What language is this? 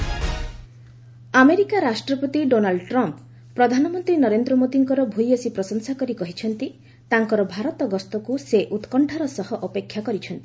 Odia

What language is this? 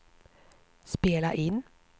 Swedish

